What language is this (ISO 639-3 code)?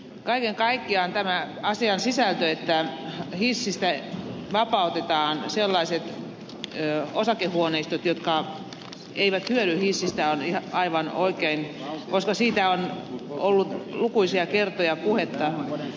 fin